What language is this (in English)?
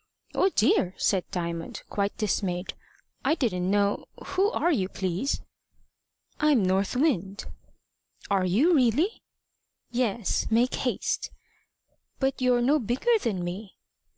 English